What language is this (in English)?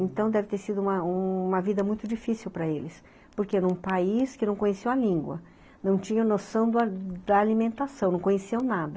Portuguese